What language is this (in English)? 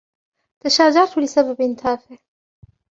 Arabic